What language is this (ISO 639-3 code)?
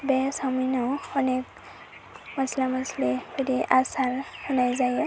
brx